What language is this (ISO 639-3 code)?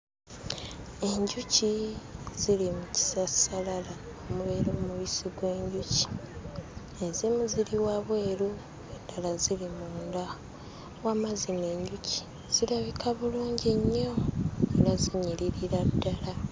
lug